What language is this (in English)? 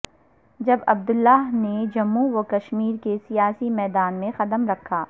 Urdu